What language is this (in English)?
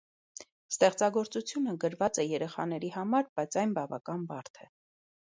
Armenian